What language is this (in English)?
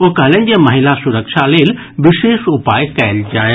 Maithili